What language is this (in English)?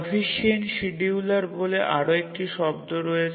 Bangla